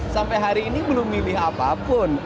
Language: Indonesian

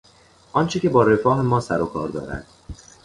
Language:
Persian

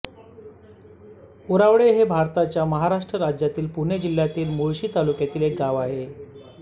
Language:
Marathi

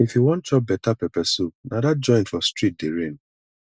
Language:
Nigerian Pidgin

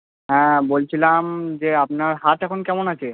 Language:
Bangla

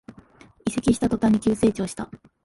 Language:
Japanese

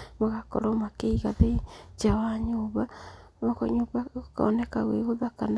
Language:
Kikuyu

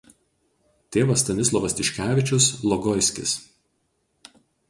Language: Lithuanian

